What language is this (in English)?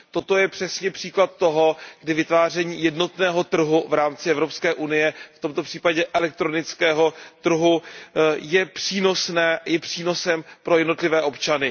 Czech